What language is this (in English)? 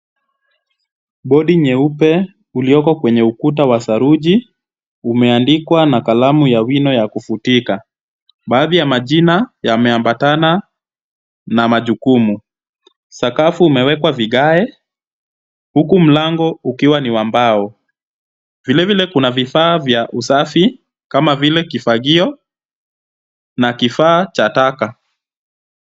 Swahili